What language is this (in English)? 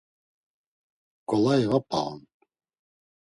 Laz